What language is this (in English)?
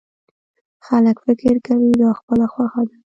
Pashto